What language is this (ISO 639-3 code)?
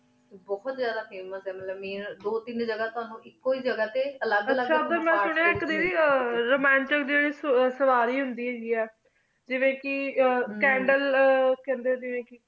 pan